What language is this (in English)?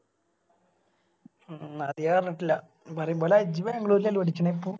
Malayalam